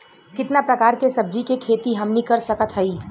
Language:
Bhojpuri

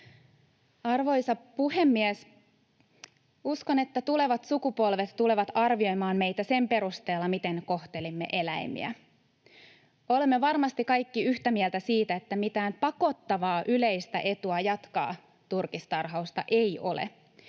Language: Finnish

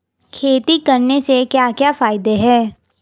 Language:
Hindi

